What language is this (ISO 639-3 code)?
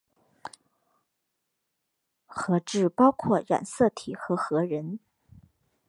zho